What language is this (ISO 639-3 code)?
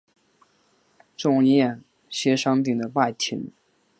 zho